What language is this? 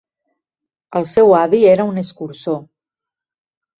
Catalan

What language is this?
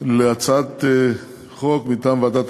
Hebrew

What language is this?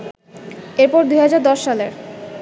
Bangla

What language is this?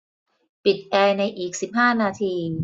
Thai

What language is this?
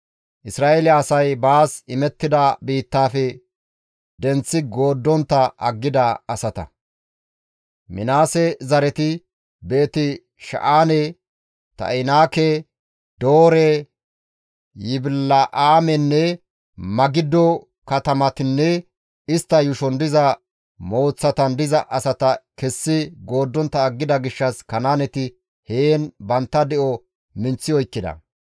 Gamo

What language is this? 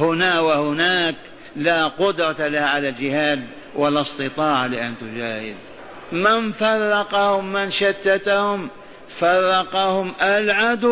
Arabic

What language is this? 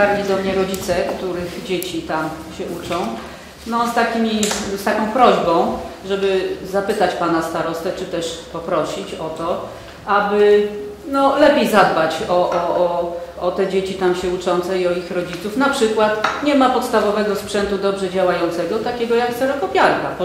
Polish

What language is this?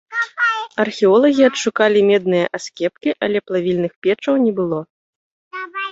Belarusian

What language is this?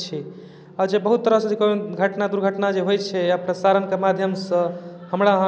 Maithili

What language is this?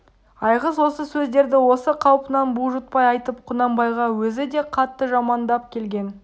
Kazakh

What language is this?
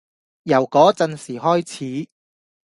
Cantonese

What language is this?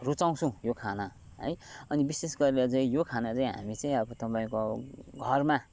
Nepali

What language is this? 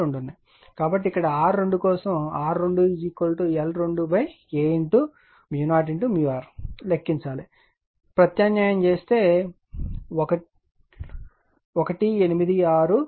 Telugu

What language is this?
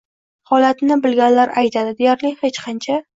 Uzbek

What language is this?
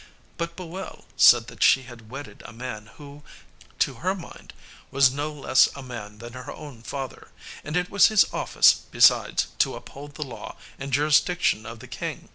English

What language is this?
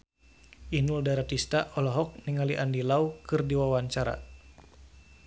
Sundanese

